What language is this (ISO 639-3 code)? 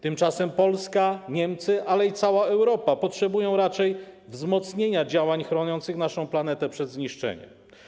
pol